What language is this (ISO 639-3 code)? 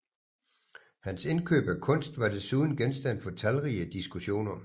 dan